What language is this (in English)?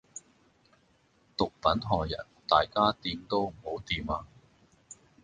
Cantonese